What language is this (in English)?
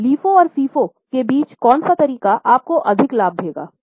Hindi